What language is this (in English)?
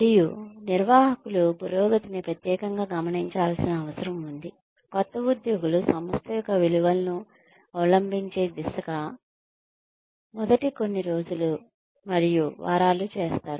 Telugu